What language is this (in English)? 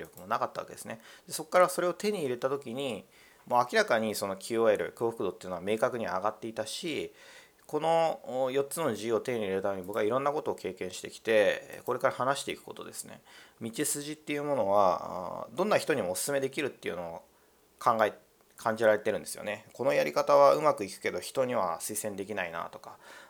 Japanese